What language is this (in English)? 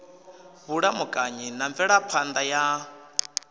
Venda